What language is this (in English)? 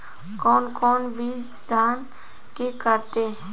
Bhojpuri